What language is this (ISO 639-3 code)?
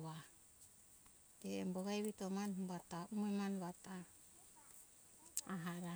hkk